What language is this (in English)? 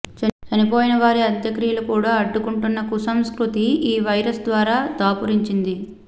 Telugu